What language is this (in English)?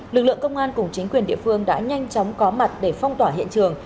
Vietnamese